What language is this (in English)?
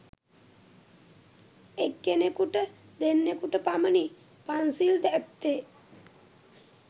Sinhala